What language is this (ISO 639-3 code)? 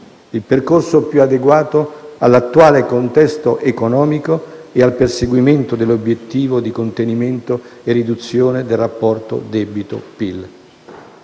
ita